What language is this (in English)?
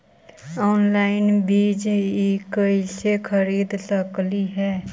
Magahi